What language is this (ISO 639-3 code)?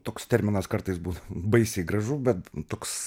lit